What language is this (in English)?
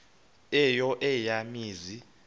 Xhosa